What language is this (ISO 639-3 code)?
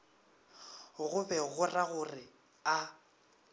nso